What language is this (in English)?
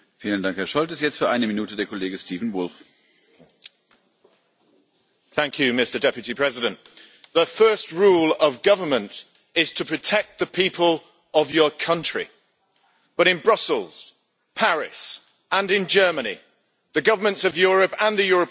English